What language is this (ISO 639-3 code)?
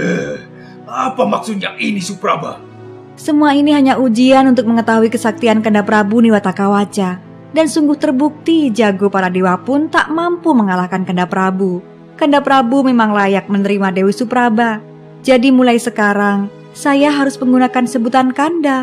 ind